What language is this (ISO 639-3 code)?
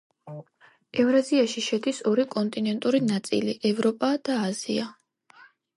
kat